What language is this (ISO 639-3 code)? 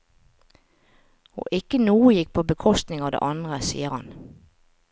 nor